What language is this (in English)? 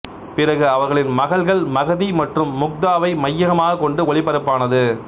Tamil